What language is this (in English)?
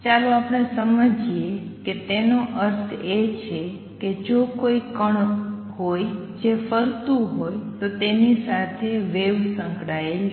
Gujarati